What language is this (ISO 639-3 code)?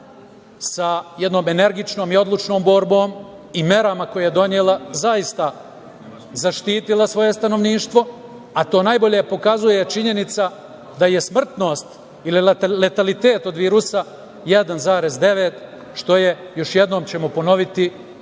srp